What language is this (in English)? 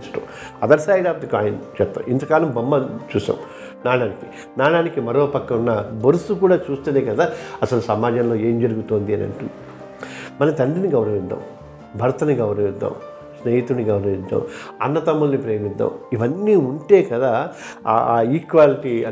Telugu